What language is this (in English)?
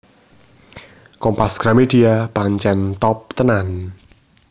Javanese